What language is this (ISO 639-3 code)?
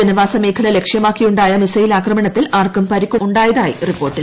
mal